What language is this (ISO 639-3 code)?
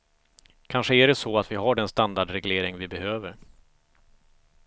swe